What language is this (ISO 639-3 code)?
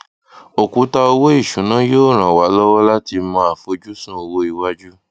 yor